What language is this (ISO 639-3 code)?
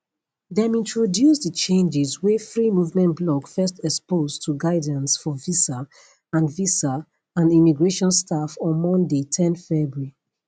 pcm